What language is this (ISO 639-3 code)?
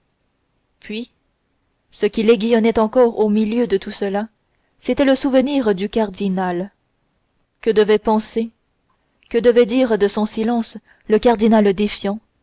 fra